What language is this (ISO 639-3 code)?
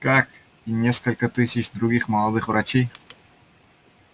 rus